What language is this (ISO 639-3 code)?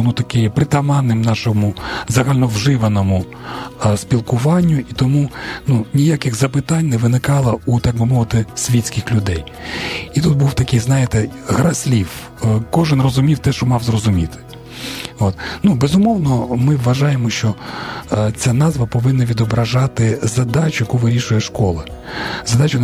ukr